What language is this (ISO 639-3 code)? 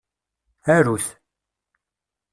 kab